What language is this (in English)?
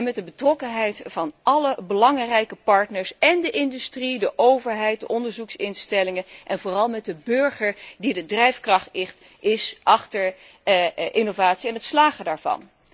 Dutch